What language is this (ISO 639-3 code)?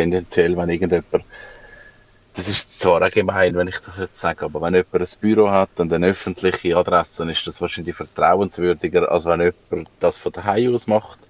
deu